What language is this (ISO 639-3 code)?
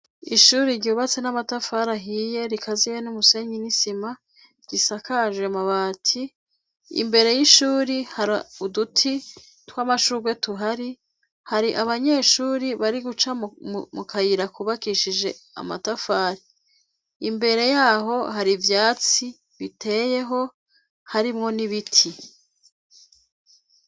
run